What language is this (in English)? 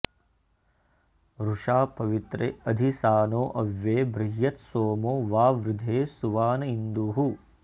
Sanskrit